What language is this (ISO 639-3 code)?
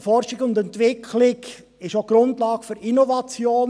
gsw